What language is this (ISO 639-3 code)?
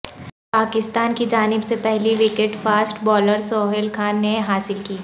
urd